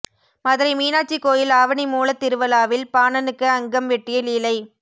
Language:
Tamil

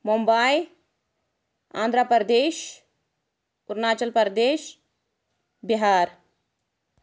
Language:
Kashmiri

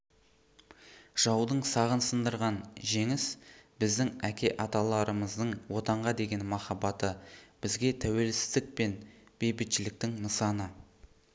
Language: Kazakh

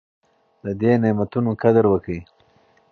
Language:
Pashto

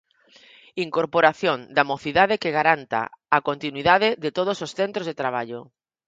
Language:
Galician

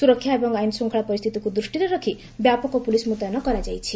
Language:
Odia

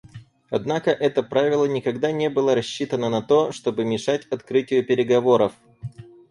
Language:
Russian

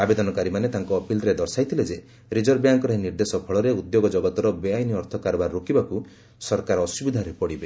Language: Odia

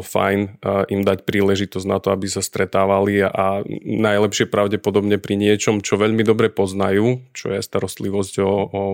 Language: Slovak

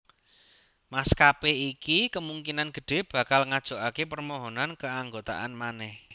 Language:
Javanese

